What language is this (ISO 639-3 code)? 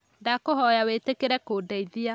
kik